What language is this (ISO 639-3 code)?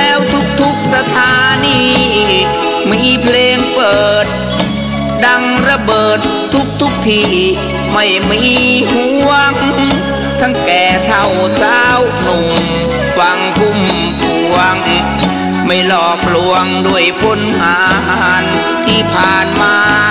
tha